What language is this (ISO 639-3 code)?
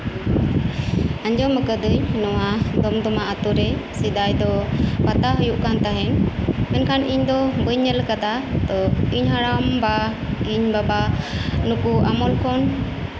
sat